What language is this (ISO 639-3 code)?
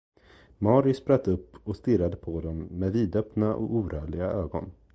swe